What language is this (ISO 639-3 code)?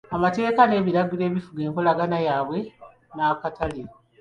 lug